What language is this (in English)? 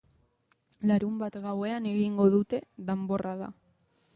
Basque